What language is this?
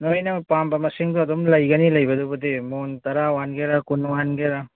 Manipuri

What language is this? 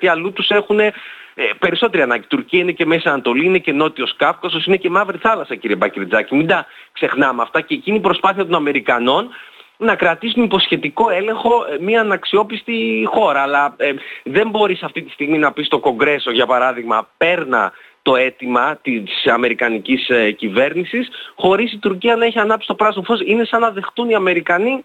Greek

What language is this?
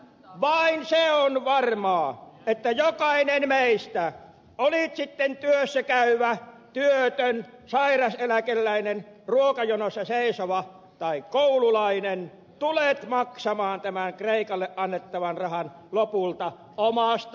Finnish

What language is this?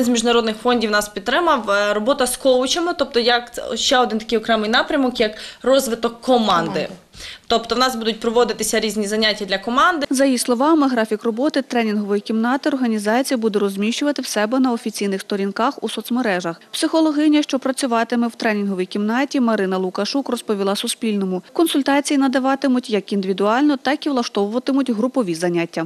Ukrainian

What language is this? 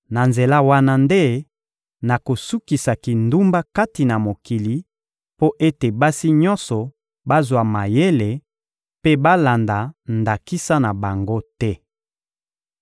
Lingala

